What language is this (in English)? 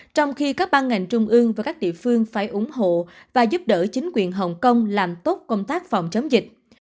Vietnamese